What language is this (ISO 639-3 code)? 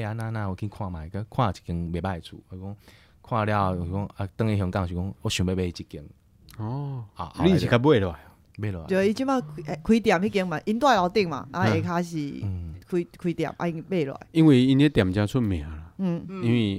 zho